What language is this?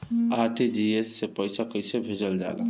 Bhojpuri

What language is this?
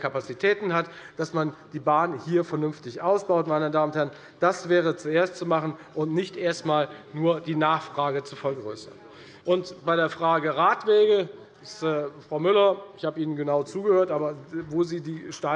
German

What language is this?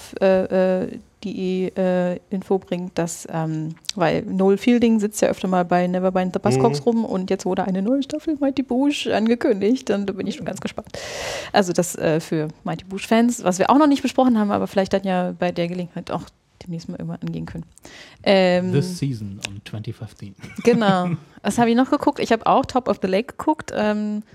German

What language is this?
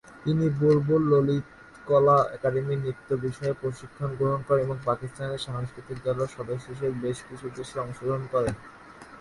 Bangla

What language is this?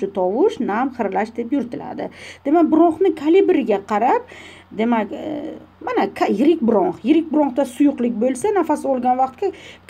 Turkish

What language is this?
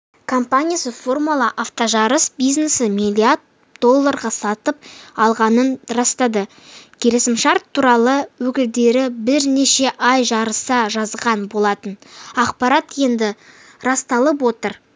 Kazakh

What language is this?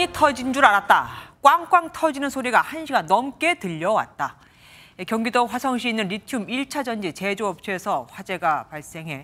Korean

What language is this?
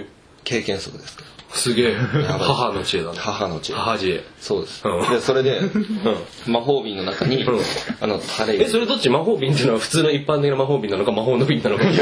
Japanese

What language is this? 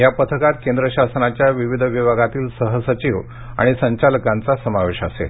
Marathi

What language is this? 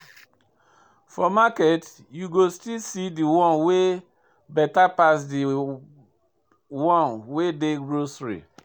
Nigerian Pidgin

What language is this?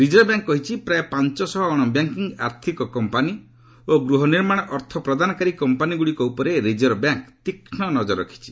Odia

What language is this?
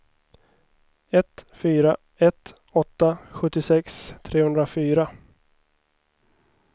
Swedish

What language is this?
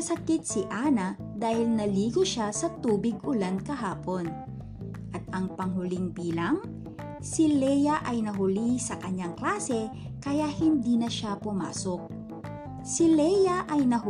Filipino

